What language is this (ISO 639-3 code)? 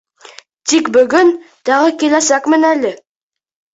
bak